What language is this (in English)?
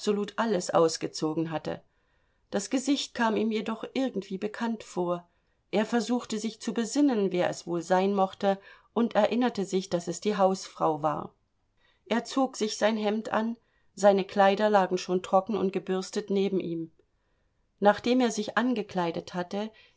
German